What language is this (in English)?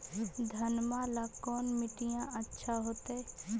Magahi